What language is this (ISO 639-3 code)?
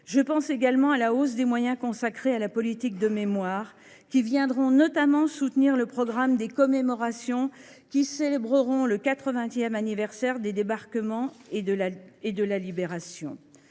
fra